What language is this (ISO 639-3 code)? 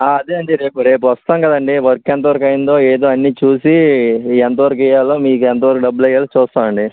tel